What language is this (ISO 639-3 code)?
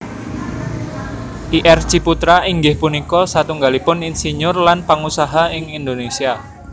jav